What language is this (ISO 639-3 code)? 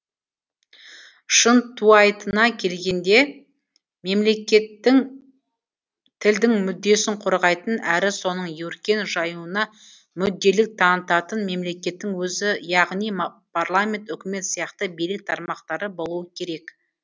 kaz